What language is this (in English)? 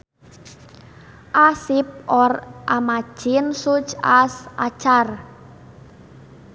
Sundanese